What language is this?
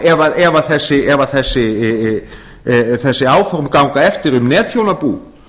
Icelandic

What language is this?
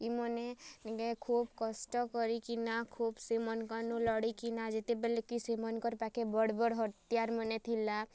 Odia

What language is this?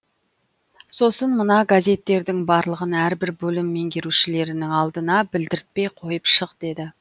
Kazakh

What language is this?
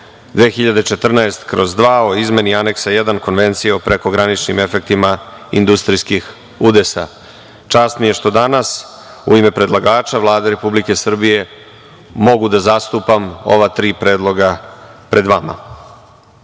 Serbian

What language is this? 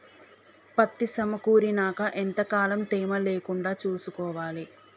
Telugu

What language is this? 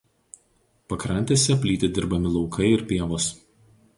Lithuanian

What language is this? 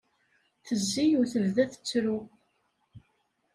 Kabyle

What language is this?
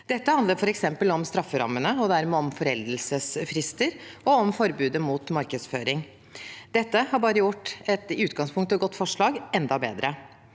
Norwegian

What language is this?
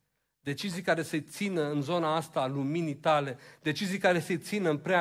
Romanian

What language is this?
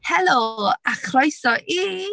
Welsh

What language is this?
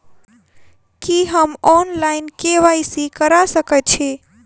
Maithili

